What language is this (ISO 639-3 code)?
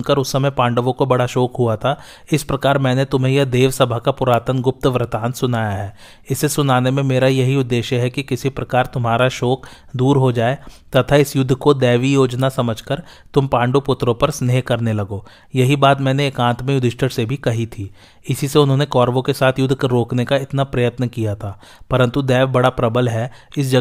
hin